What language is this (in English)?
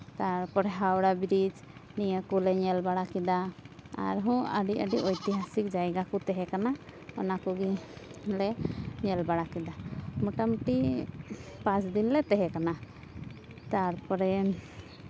Santali